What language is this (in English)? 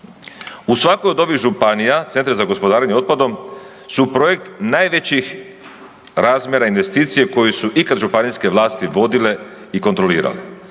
Croatian